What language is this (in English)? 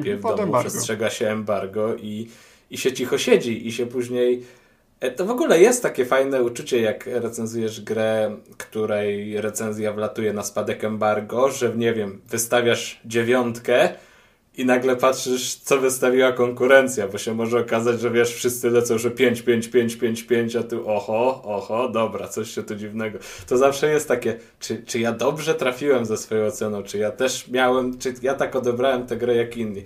Polish